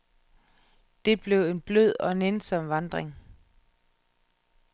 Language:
Danish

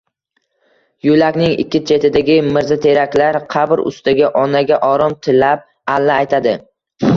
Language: Uzbek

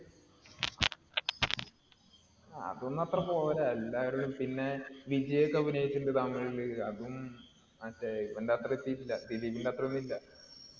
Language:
Malayalam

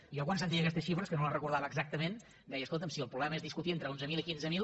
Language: Catalan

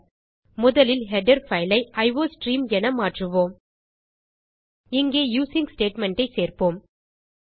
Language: Tamil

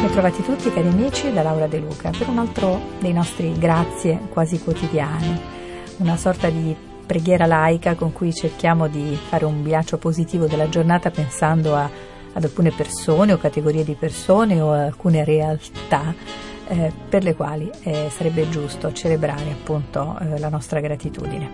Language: Italian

